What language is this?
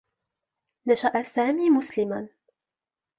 Arabic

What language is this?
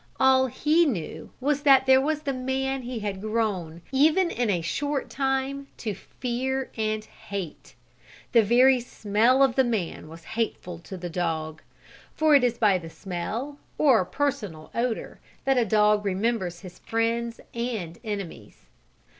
English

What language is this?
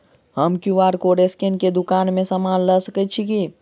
Maithili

